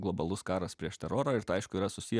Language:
Lithuanian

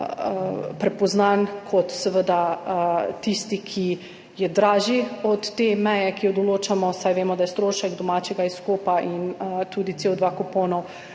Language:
Slovenian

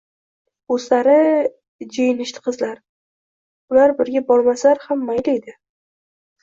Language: Uzbek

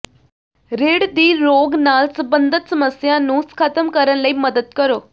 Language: Punjabi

